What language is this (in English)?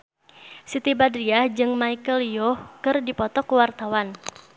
Sundanese